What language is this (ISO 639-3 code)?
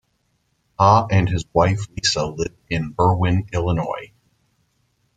eng